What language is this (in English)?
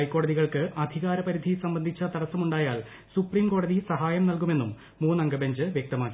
Malayalam